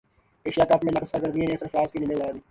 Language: Urdu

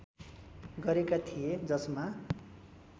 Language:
Nepali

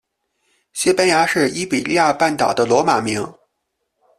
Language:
Chinese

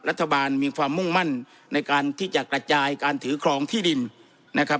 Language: Thai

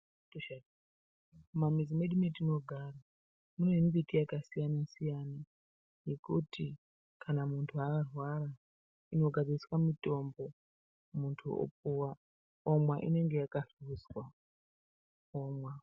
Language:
Ndau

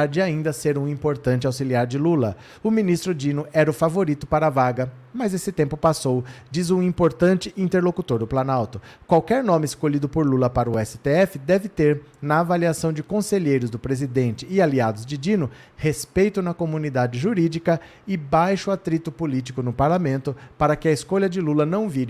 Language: Portuguese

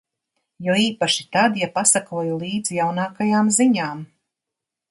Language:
Latvian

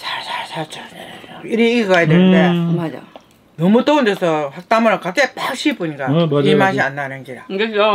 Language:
Korean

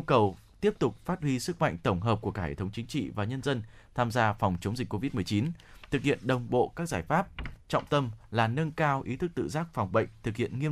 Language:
Vietnamese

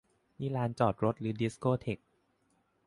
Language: Thai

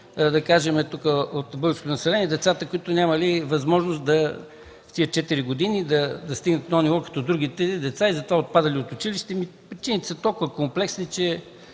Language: Bulgarian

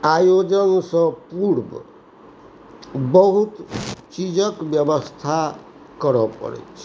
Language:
Maithili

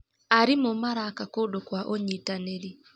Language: Kikuyu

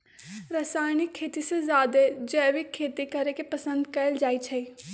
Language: Magahi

